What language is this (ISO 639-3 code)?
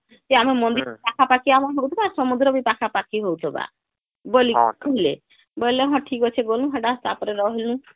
ori